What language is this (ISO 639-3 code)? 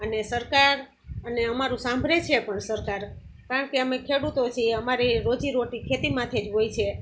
guj